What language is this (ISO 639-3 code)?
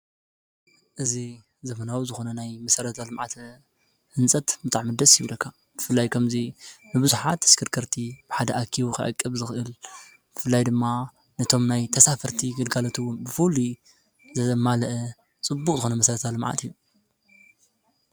tir